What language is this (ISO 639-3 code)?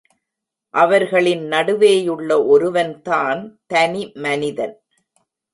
tam